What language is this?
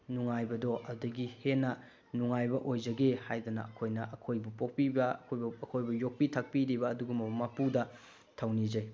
Manipuri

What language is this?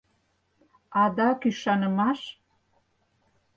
Mari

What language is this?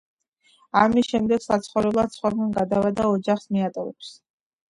Georgian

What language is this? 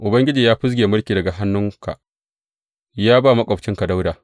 Hausa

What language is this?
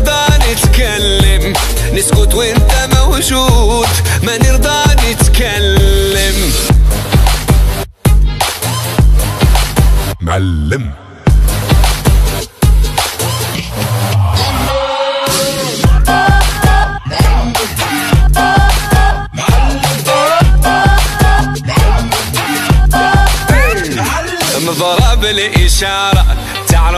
Bulgarian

